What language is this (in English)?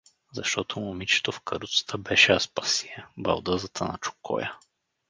Bulgarian